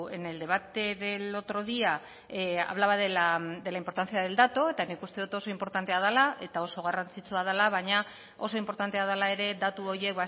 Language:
Basque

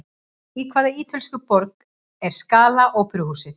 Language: Icelandic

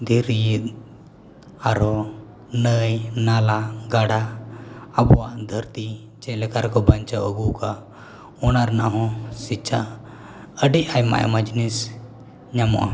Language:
Santali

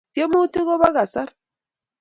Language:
Kalenjin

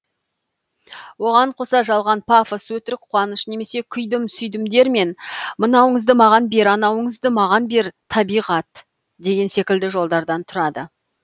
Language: Kazakh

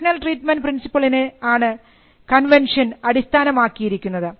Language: Malayalam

